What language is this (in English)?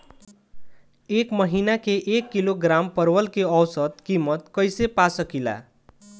Bhojpuri